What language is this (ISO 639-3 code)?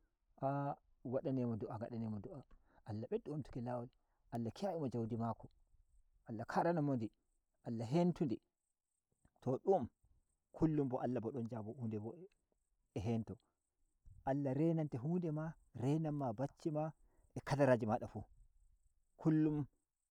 fuv